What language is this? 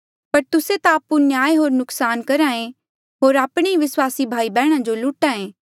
Mandeali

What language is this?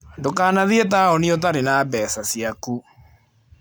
Kikuyu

